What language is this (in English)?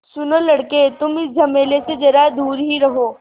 Hindi